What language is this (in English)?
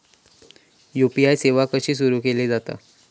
Marathi